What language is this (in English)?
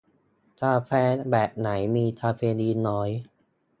Thai